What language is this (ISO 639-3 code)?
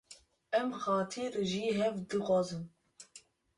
kur